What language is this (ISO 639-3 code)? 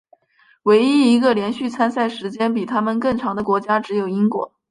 zho